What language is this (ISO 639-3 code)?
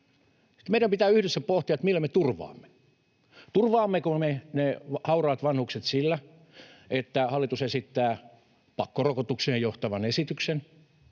fin